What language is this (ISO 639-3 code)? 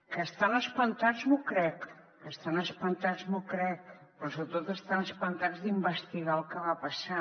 cat